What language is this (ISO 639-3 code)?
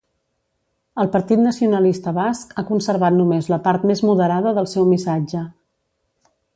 cat